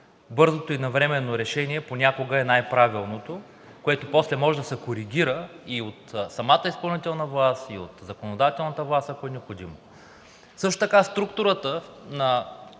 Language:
Bulgarian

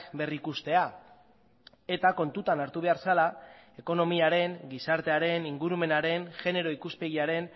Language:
Basque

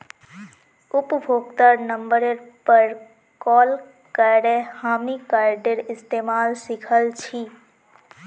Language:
Magahi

